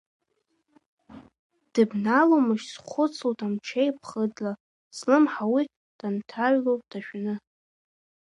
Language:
Abkhazian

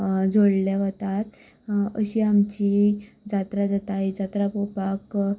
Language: Konkani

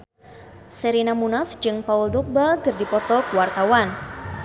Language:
Sundanese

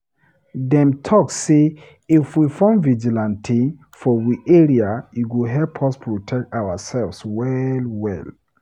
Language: Nigerian Pidgin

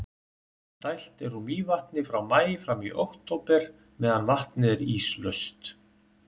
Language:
Icelandic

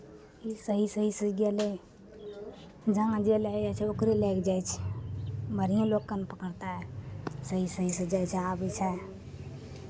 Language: Maithili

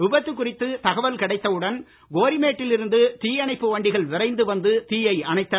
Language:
Tamil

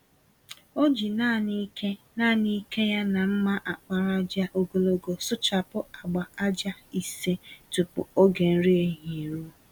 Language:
Igbo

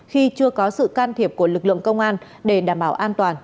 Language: Vietnamese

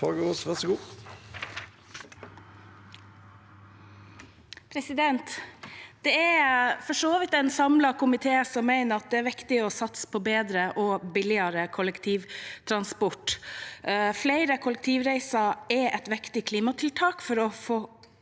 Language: Norwegian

